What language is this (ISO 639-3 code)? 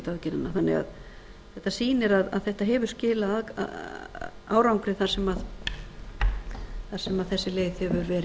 isl